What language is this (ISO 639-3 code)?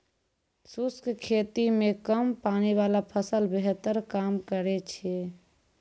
mai